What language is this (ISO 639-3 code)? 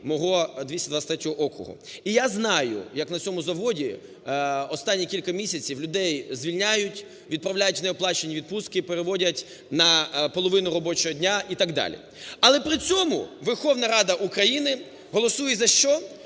ukr